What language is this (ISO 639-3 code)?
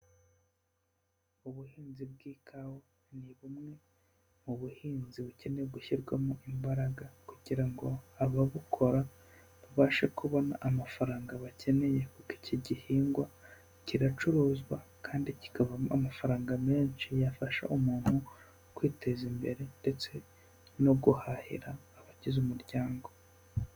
kin